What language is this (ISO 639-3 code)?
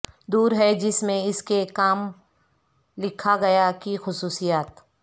urd